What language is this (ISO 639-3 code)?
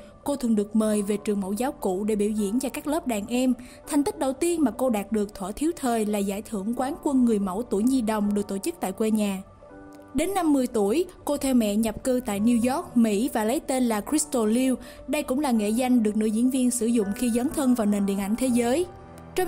vie